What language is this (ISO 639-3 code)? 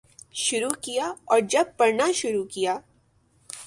urd